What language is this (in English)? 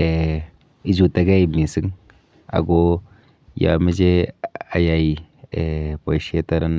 Kalenjin